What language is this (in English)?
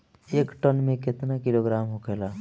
Bhojpuri